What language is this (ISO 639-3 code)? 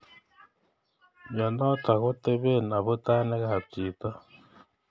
kln